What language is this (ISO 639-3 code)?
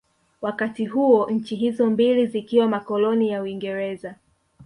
swa